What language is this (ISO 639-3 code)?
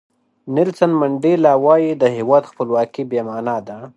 pus